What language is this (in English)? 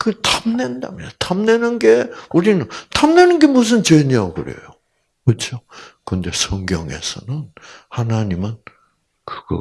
Korean